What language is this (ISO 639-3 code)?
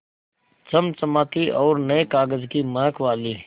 hin